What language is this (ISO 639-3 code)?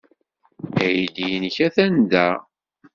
kab